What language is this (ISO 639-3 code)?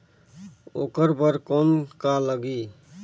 hne